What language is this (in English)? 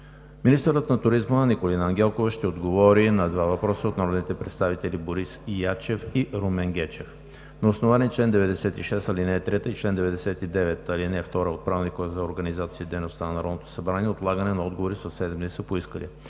Bulgarian